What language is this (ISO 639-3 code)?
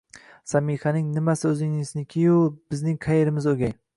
uzb